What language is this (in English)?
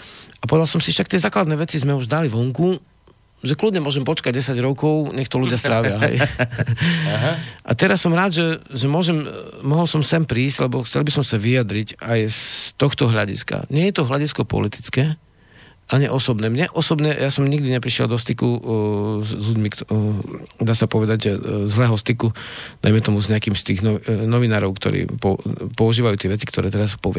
Slovak